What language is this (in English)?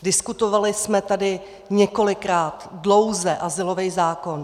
Czech